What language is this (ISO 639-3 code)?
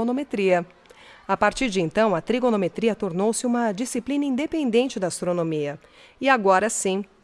por